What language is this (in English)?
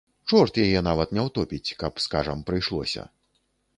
Belarusian